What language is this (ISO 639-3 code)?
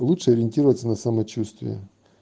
rus